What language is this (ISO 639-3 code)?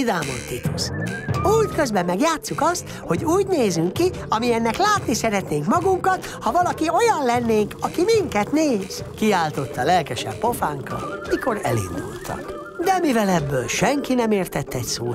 hun